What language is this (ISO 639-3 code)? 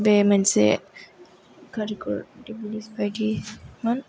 brx